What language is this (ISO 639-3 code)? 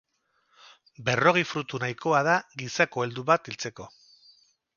eus